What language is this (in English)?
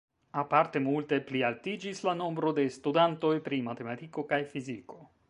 Esperanto